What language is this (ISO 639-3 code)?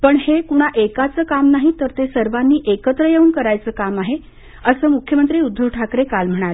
mar